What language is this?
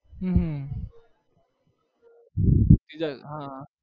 Gujarati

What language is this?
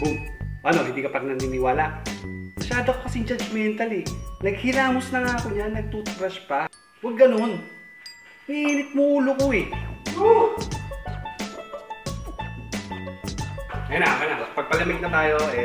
Filipino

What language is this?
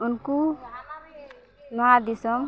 Santali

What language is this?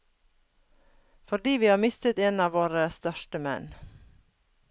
Norwegian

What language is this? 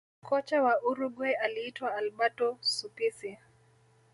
Swahili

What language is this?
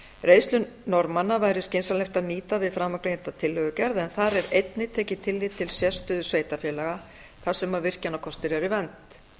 Icelandic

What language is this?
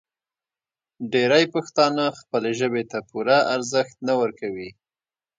Pashto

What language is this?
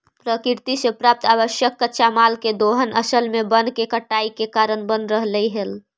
Magahi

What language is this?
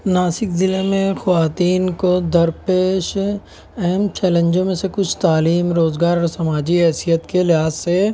Urdu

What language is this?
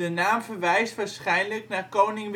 Dutch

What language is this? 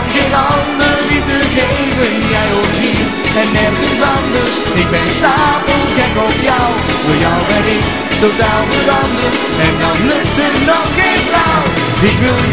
Dutch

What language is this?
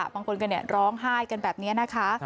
Thai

